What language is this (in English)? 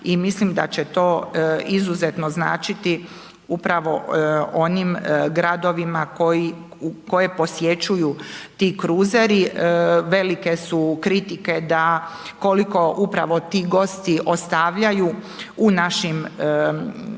Croatian